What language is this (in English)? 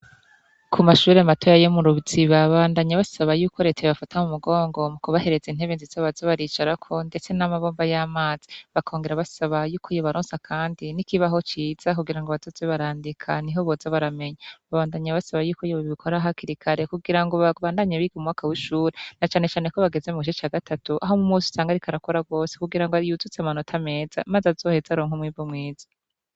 Rundi